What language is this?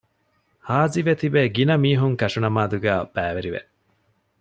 Divehi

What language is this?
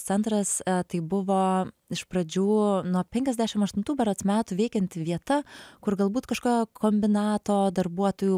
Lithuanian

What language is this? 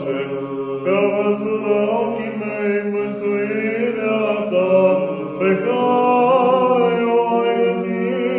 Romanian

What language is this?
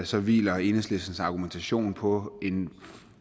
Danish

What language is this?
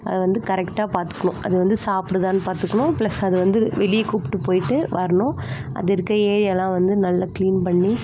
Tamil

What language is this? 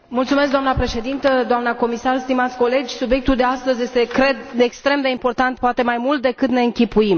Romanian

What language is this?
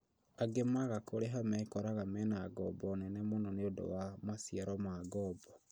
Kikuyu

